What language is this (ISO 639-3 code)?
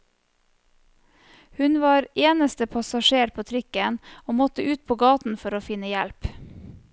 nor